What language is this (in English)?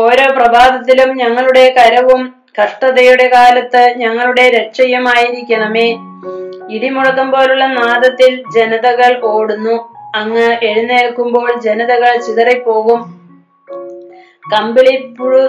Malayalam